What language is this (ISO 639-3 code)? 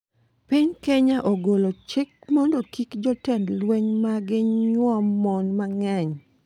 luo